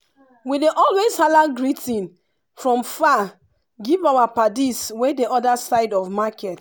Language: Nigerian Pidgin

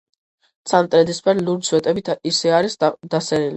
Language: Georgian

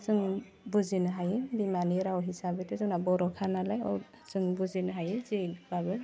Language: Bodo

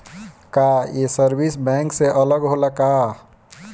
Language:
Bhojpuri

